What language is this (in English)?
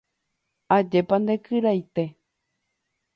Guarani